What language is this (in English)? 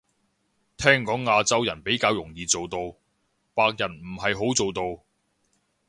Cantonese